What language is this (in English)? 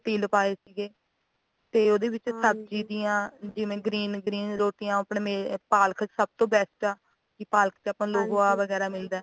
Punjabi